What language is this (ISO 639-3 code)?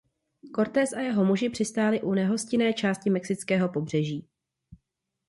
ces